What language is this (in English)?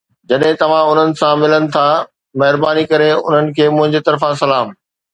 Sindhi